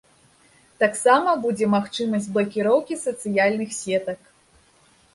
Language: Belarusian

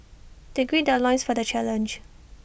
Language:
English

